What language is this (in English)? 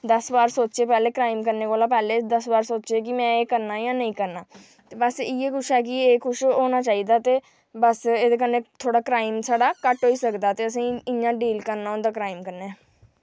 Dogri